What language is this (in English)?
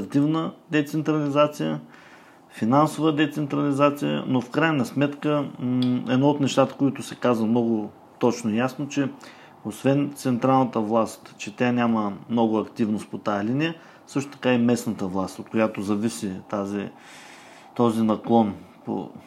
Bulgarian